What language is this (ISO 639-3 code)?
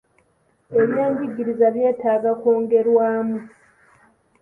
lug